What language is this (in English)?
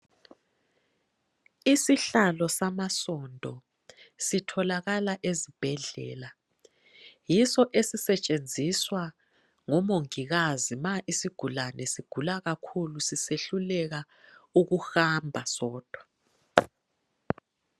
North Ndebele